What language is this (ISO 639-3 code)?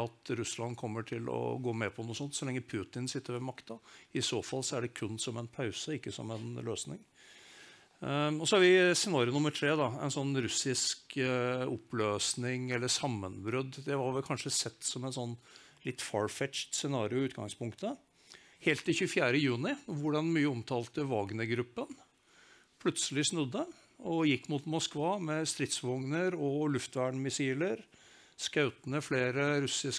nor